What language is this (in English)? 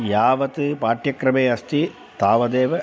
Sanskrit